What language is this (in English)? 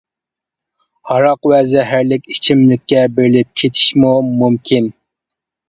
Uyghur